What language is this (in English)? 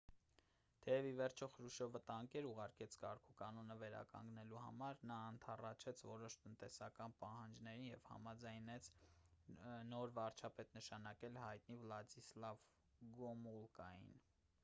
Armenian